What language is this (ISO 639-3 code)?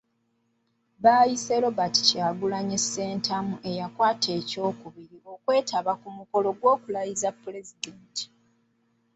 lug